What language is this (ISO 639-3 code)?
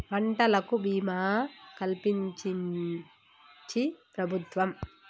tel